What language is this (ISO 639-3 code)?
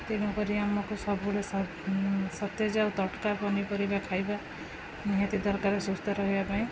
ori